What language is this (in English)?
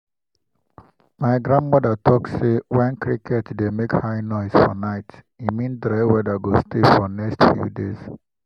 Nigerian Pidgin